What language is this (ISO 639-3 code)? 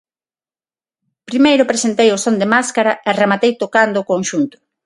glg